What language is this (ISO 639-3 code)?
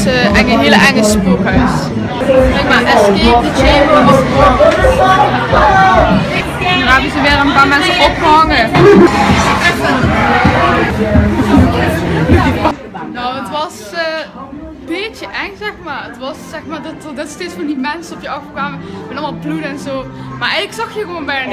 nld